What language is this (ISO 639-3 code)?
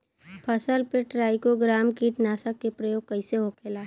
bho